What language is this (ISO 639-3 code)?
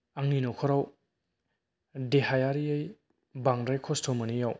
brx